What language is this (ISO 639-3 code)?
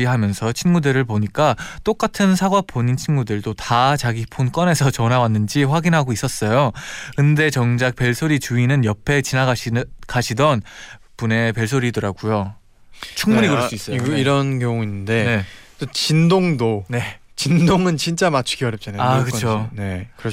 kor